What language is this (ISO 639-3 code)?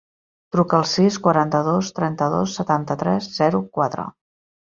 cat